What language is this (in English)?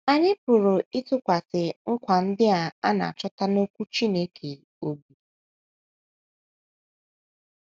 Igbo